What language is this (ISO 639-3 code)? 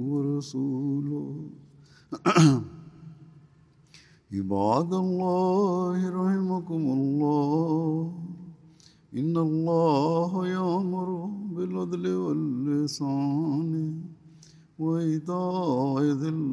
bul